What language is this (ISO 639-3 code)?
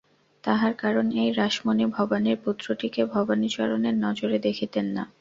ben